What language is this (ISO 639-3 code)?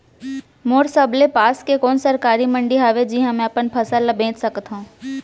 hne